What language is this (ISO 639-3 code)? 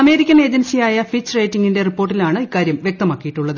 mal